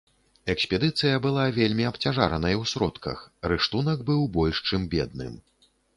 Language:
Belarusian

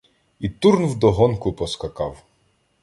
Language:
Ukrainian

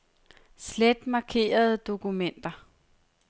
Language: Danish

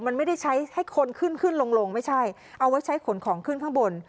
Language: Thai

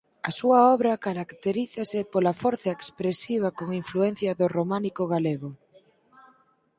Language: Galician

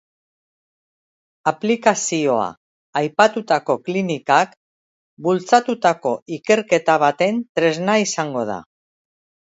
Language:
Basque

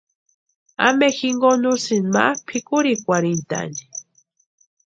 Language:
Western Highland Purepecha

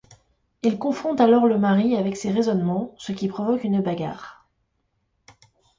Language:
French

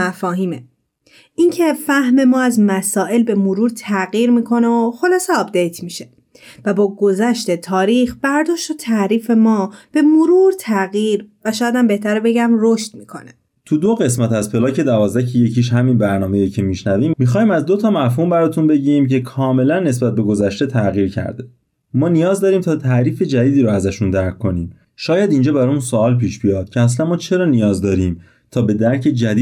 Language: Persian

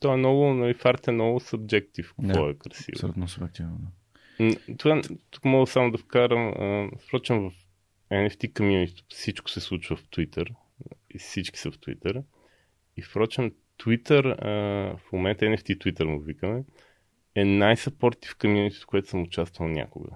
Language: Bulgarian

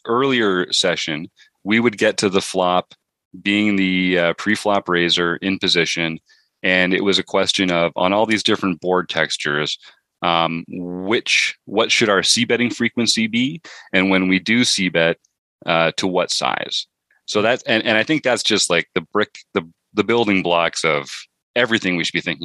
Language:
English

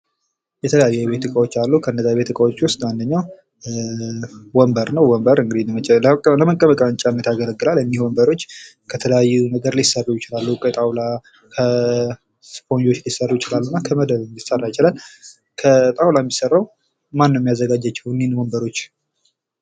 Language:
Amharic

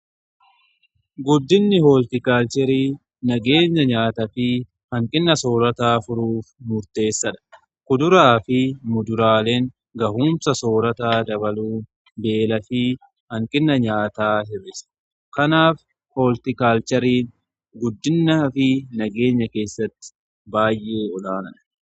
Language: Oromo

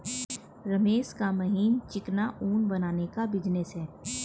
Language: Hindi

